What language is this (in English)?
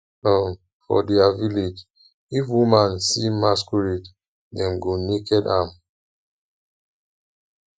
Nigerian Pidgin